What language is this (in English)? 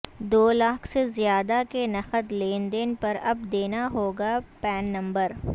Urdu